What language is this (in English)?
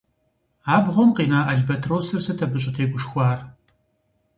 Kabardian